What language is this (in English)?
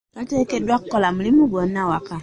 Ganda